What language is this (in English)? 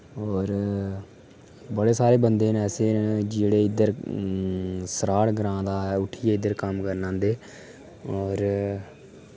Dogri